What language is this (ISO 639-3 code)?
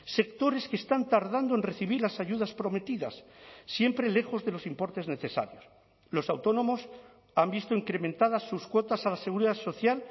spa